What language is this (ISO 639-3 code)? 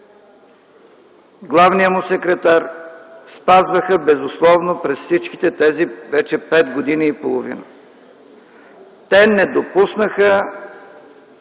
bul